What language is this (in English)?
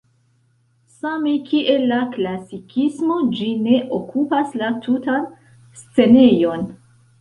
Esperanto